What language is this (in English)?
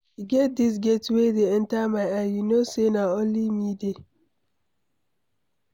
Nigerian Pidgin